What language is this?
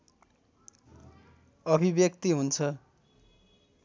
Nepali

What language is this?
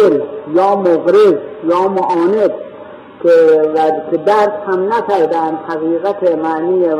Persian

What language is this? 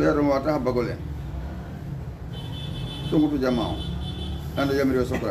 Arabic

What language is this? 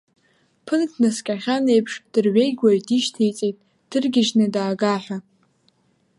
Abkhazian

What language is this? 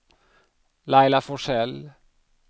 Swedish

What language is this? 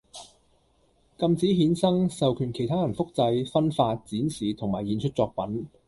Cantonese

